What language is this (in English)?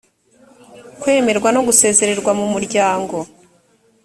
Kinyarwanda